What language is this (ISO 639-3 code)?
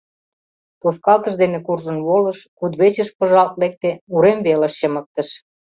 chm